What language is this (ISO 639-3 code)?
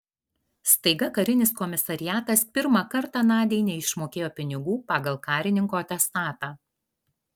lit